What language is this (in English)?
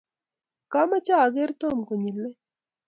Kalenjin